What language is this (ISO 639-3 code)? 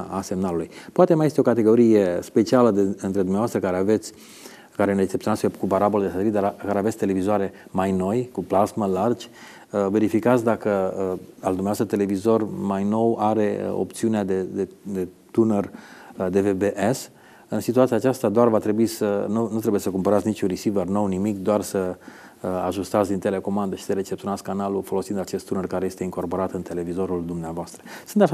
ron